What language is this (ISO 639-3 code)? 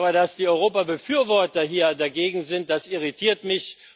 deu